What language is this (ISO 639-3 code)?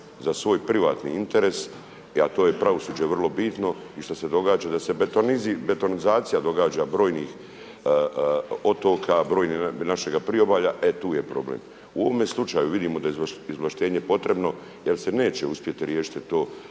hrv